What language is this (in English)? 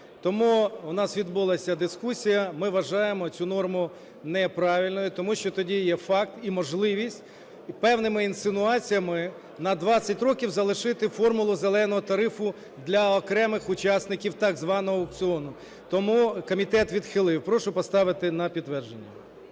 Ukrainian